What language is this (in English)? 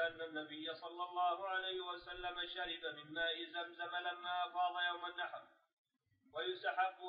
Arabic